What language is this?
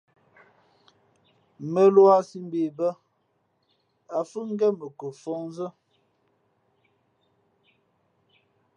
Fe'fe'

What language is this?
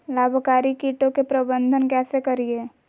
Magahi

